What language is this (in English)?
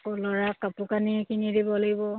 Assamese